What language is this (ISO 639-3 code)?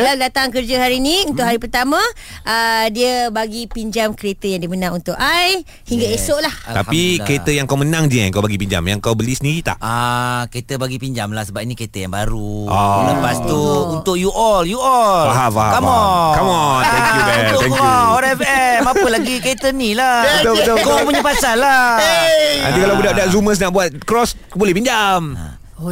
msa